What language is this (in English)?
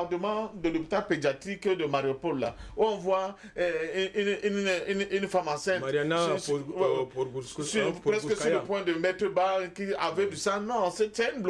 French